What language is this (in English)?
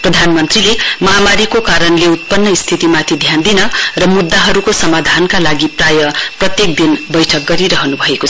Nepali